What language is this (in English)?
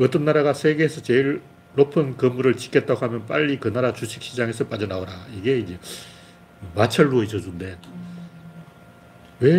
Korean